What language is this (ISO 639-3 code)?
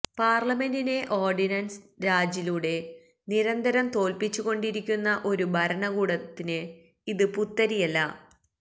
mal